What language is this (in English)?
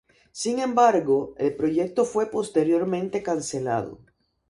Spanish